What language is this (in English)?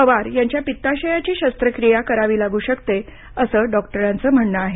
Marathi